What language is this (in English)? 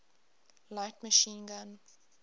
English